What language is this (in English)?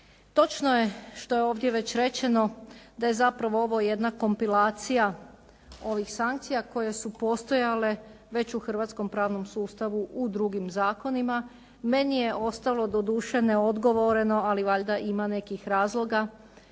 Croatian